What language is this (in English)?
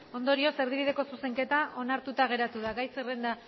Basque